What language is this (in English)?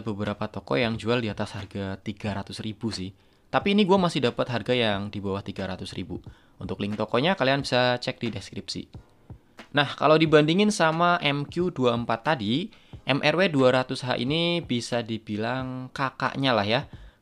Indonesian